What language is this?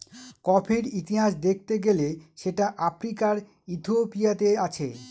Bangla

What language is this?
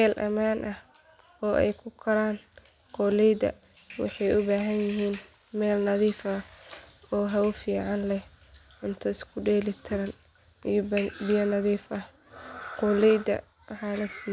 Somali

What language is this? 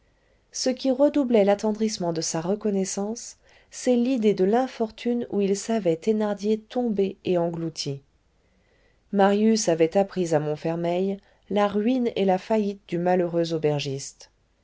French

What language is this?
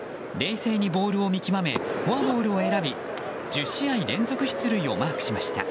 Japanese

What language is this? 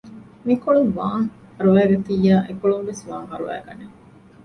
Divehi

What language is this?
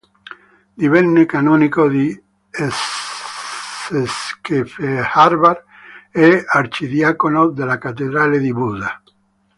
Italian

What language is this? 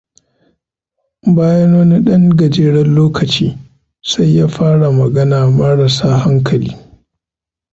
Hausa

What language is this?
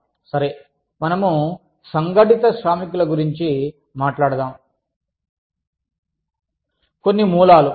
Telugu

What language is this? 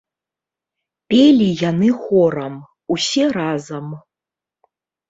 Belarusian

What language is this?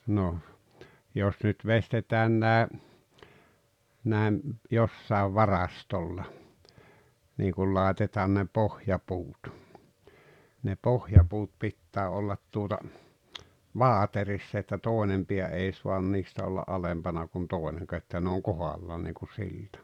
Finnish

